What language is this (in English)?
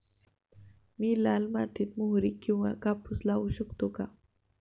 Marathi